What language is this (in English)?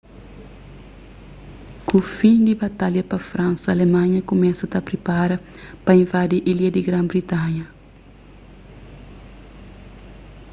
Kabuverdianu